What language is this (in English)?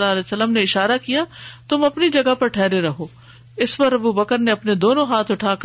Urdu